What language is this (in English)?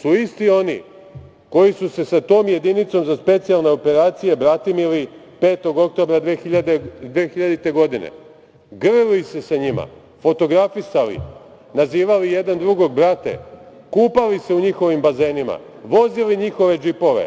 Serbian